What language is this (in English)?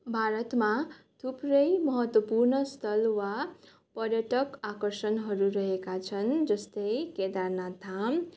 Nepali